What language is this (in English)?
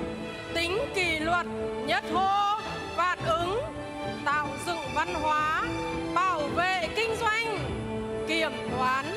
Vietnamese